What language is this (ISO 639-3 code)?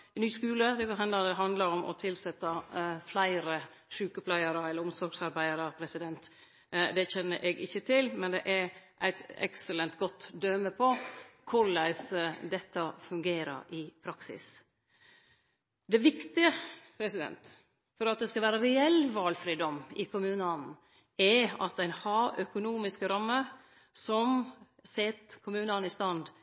nno